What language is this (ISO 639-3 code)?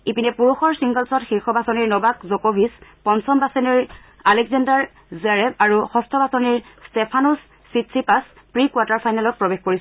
asm